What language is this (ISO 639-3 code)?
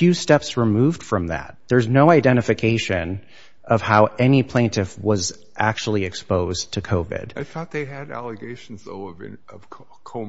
eng